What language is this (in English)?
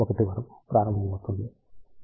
Telugu